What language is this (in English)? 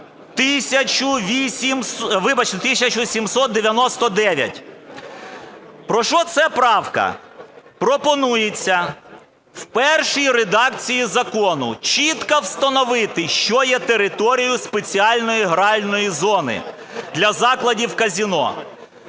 Ukrainian